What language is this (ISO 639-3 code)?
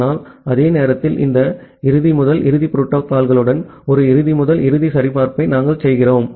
tam